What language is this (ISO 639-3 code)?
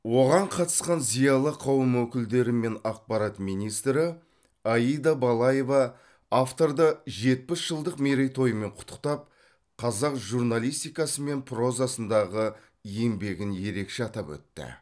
kaz